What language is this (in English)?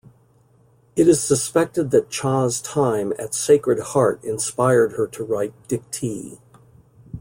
English